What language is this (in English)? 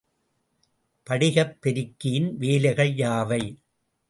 Tamil